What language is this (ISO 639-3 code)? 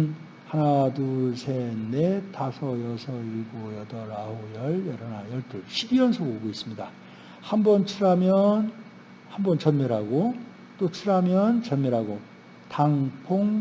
kor